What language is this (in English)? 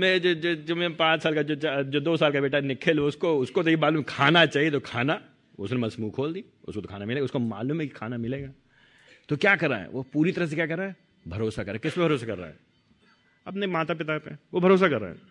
Hindi